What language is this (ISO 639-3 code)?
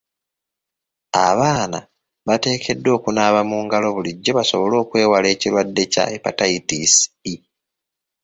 lug